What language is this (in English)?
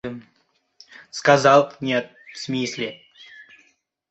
Uzbek